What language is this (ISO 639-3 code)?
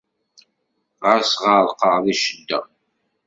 kab